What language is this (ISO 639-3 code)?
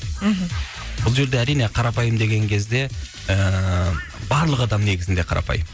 kaz